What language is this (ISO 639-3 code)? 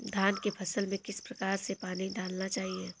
hin